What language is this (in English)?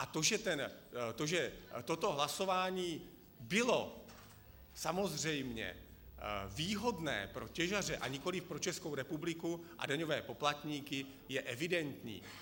Czech